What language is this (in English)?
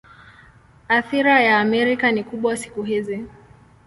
Swahili